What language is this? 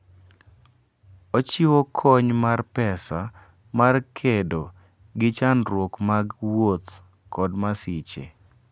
Luo (Kenya and Tanzania)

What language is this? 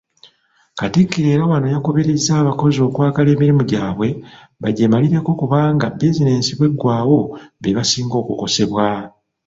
Ganda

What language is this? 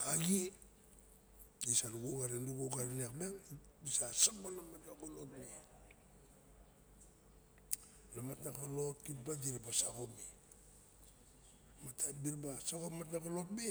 Barok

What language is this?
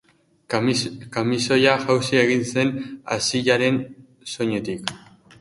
Basque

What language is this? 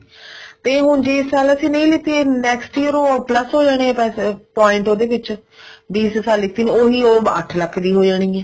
Punjabi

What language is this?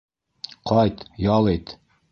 Bashkir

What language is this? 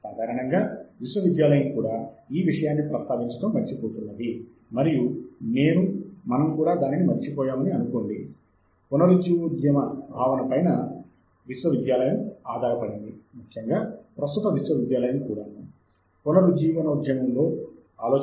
Telugu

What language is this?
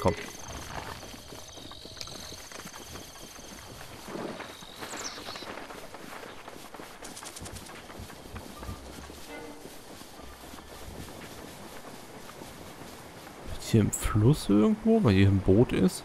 German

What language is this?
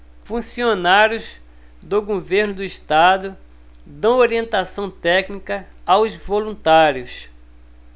Portuguese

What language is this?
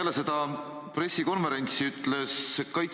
Estonian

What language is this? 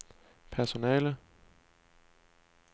Danish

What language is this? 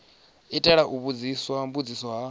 Venda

